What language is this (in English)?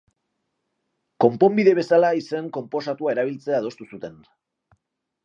Basque